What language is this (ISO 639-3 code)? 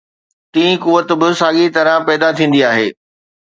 snd